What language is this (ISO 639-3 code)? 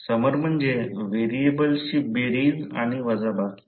mar